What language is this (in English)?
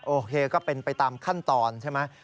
Thai